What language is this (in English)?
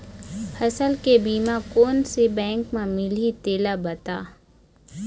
Chhattisgarhi